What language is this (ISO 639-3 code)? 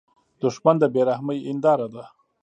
pus